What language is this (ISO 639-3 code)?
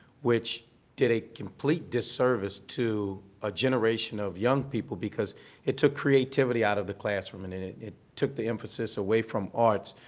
eng